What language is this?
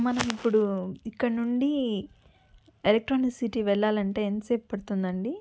Telugu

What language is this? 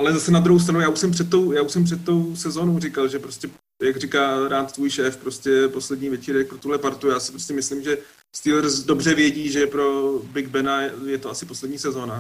Czech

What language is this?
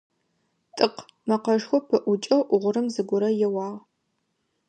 Adyghe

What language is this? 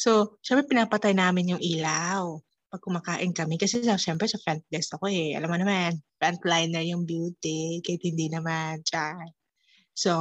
Filipino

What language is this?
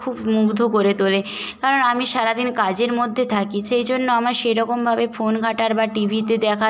Bangla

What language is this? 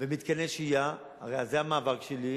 Hebrew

